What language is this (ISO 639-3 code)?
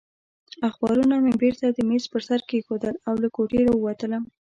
pus